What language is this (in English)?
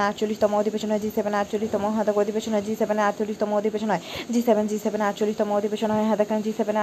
Bangla